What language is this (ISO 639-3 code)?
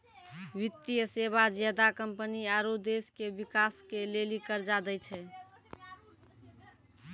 mai